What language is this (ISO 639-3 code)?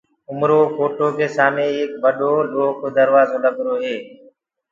ggg